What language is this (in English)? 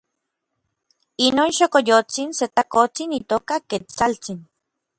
Orizaba Nahuatl